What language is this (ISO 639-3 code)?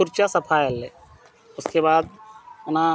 sat